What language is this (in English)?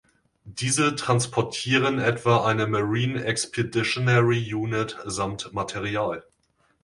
German